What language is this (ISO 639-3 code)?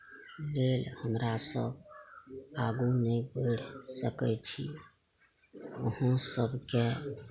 mai